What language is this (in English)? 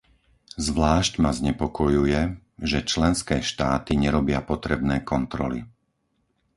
Slovak